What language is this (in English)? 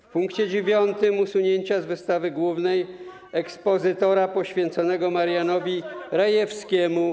Polish